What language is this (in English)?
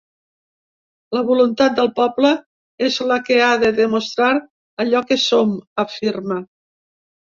Catalan